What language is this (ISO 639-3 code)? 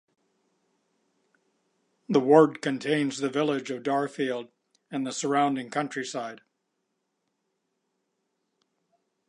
eng